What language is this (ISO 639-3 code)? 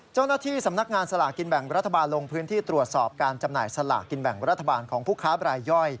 tha